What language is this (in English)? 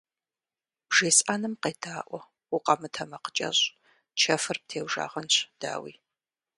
Kabardian